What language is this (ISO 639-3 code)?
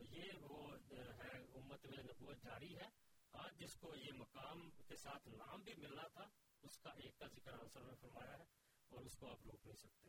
urd